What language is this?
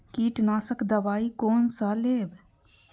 Maithili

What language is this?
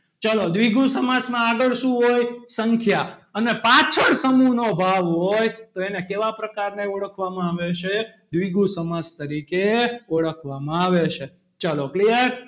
Gujarati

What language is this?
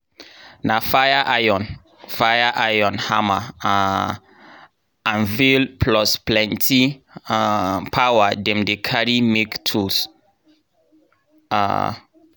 Nigerian Pidgin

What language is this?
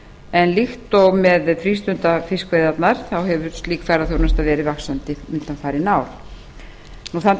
Icelandic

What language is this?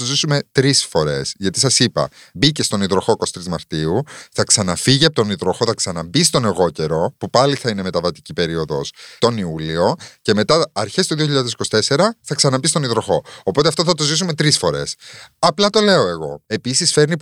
Greek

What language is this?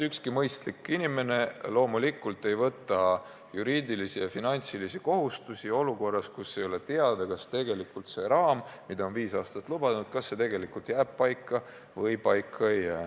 Estonian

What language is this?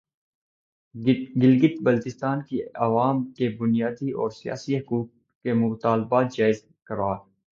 Urdu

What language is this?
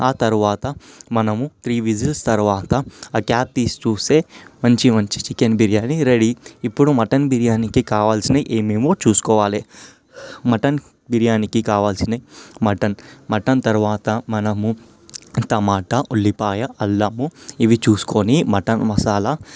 Telugu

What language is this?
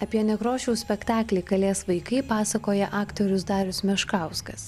Lithuanian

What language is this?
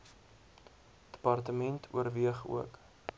Afrikaans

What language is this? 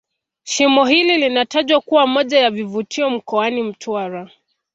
Swahili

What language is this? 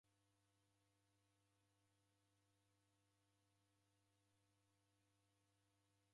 Taita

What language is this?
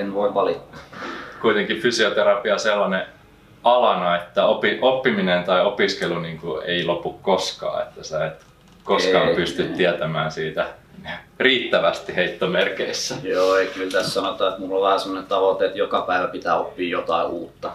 Finnish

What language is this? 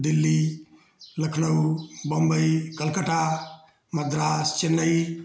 Hindi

